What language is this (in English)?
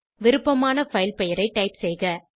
Tamil